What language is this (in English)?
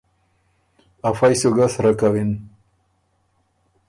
Ormuri